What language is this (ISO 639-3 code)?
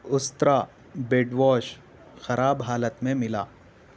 urd